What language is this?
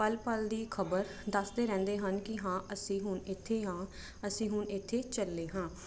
Punjabi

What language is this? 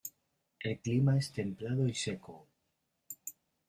Spanish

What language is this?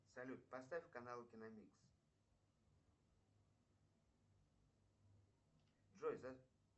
Russian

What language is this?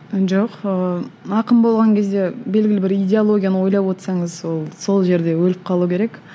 Kazakh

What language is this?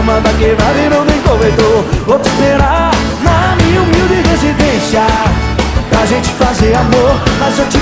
Portuguese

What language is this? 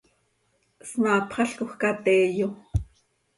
Seri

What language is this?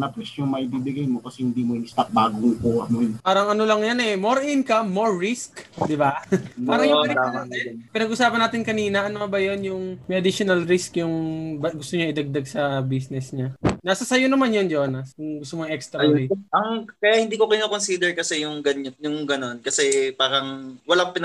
Filipino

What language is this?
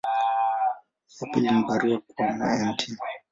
Swahili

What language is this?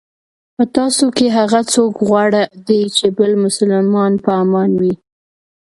Pashto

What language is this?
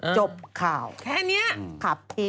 Thai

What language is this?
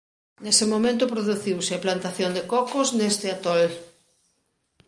Galician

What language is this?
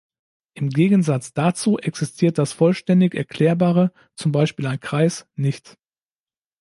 German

